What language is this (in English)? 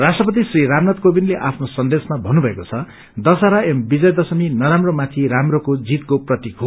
Nepali